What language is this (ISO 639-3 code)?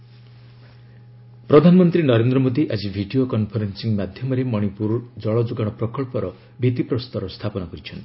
ori